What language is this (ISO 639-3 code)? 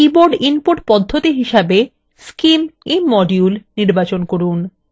ben